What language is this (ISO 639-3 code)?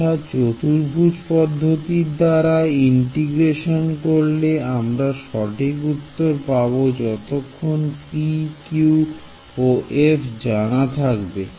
ben